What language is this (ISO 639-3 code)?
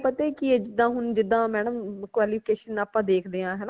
pan